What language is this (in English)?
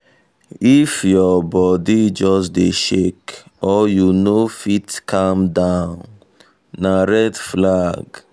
Nigerian Pidgin